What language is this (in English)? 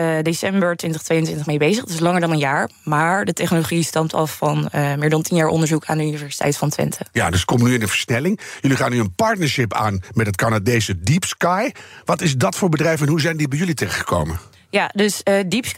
Dutch